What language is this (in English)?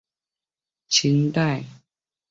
Chinese